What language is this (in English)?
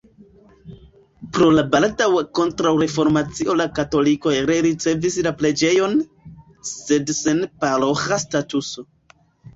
Esperanto